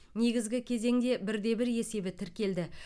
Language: Kazakh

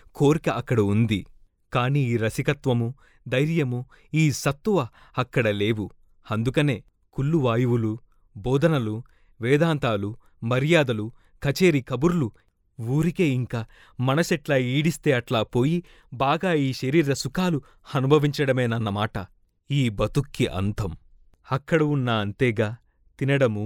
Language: Telugu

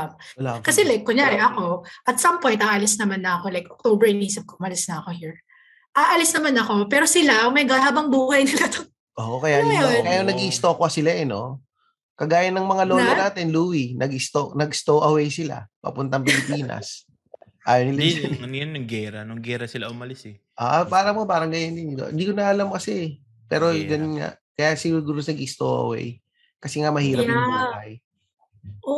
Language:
Filipino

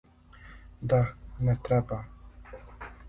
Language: Serbian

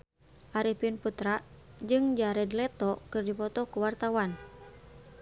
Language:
Sundanese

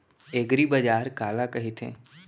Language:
Chhattisgarhi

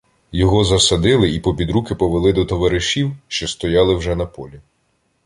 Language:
Ukrainian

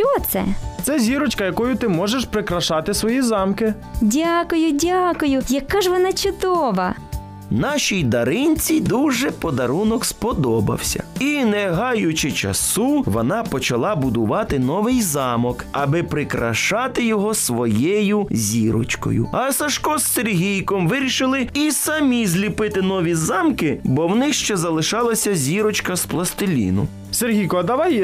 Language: Ukrainian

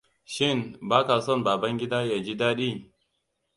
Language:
Hausa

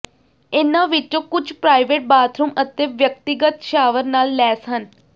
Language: Punjabi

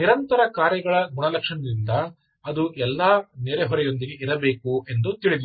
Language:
Kannada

